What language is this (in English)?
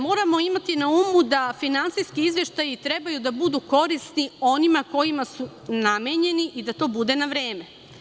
Serbian